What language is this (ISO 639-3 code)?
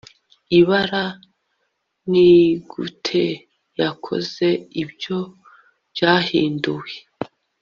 kin